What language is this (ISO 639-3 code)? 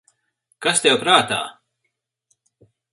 lav